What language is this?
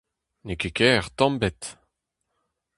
Breton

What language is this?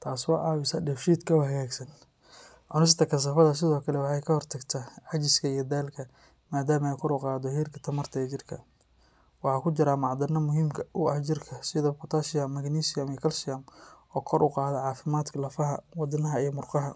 Somali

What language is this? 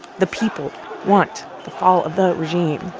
English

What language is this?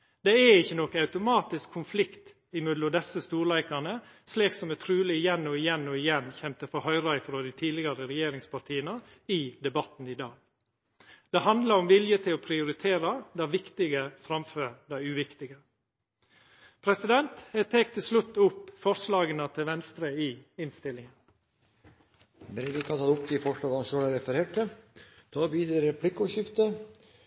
Norwegian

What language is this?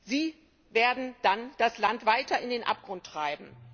German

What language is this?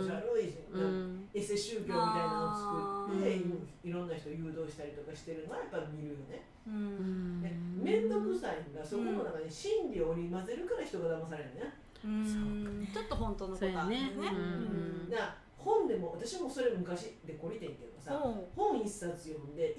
Japanese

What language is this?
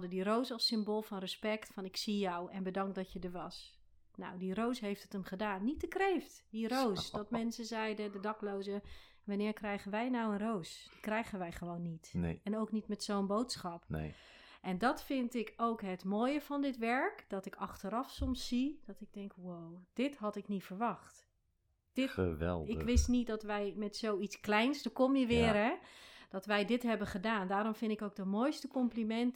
Dutch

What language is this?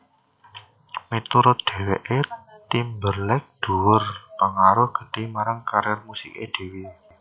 Javanese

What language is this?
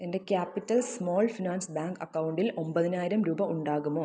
Malayalam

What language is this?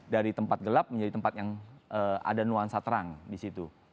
Indonesian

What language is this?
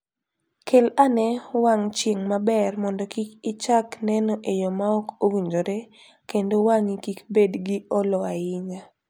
Luo (Kenya and Tanzania)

